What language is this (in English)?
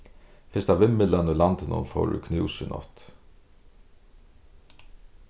Faroese